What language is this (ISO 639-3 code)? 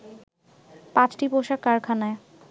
ben